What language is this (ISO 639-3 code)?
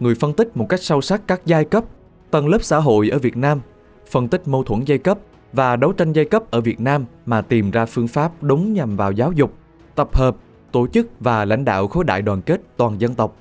vie